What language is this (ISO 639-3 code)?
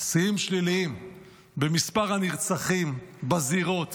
heb